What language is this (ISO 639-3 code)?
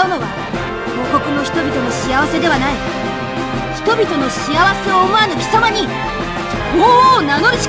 jpn